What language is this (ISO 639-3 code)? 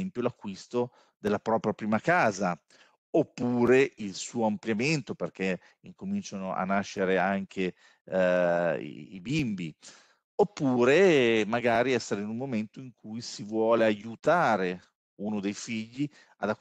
ita